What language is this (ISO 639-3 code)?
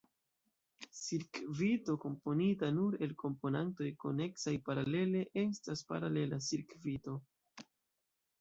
epo